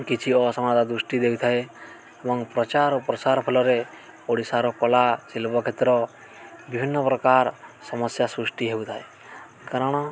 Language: Odia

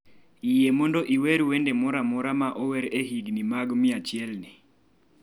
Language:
Luo (Kenya and Tanzania)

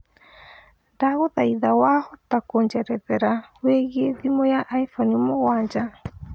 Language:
Kikuyu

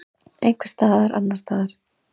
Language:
Icelandic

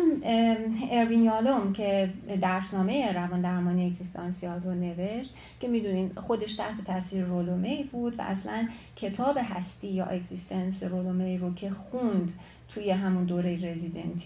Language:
Persian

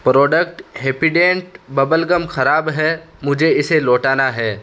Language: Urdu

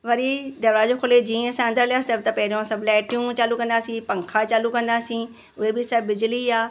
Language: Sindhi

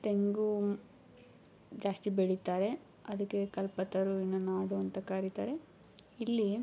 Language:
Kannada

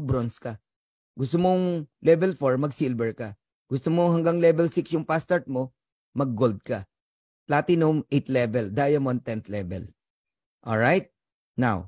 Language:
Filipino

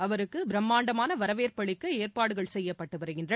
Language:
Tamil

